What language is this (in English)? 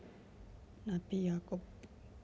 Javanese